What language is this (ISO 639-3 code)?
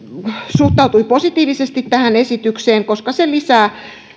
fin